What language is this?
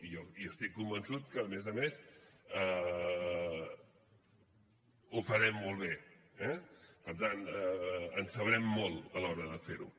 Catalan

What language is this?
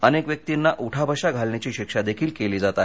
Marathi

